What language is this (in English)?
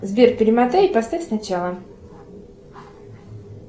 Russian